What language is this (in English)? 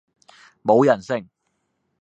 Cantonese